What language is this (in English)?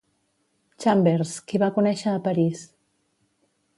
Catalan